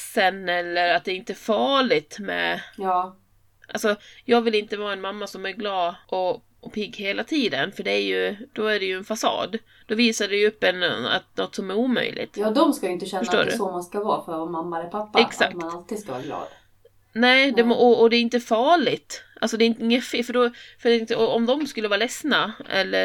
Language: Swedish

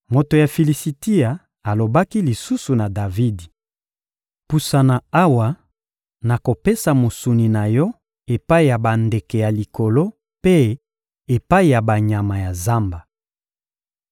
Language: Lingala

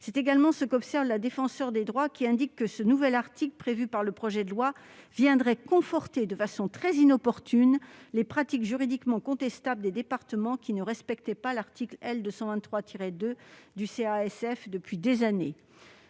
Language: French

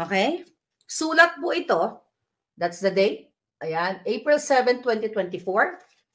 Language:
Filipino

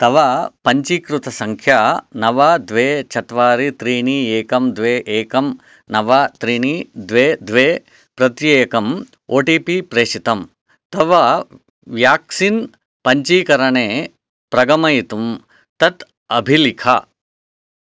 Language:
Sanskrit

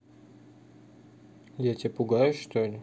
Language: Russian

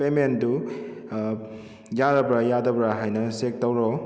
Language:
Manipuri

